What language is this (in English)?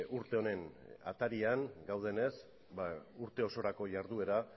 Basque